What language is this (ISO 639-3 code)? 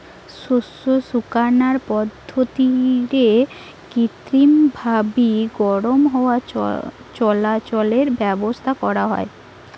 ben